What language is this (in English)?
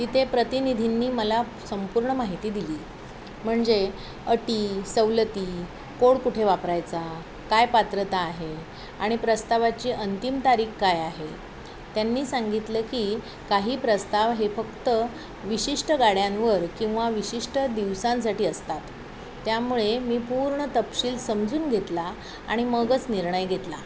Marathi